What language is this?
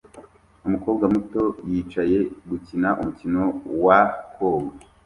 Kinyarwanda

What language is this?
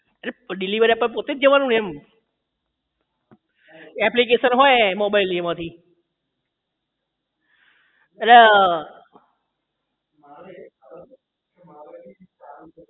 Gujarati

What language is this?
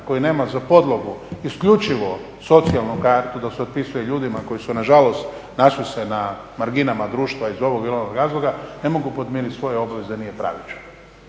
Croatian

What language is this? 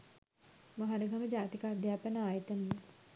Sinhala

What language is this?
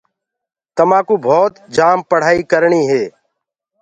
Gurgula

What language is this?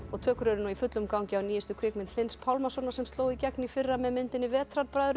Icelandic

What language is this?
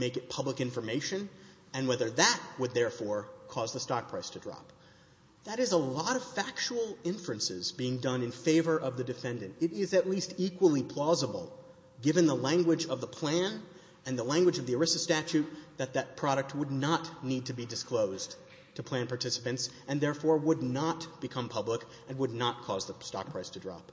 English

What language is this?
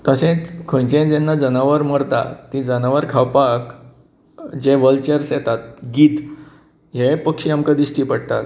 Konkani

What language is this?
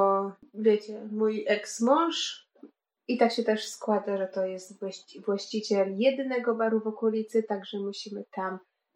Polish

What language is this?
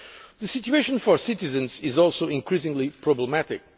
English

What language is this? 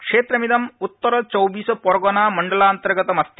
Sanskrit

